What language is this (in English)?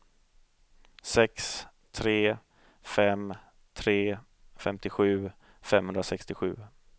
Swedish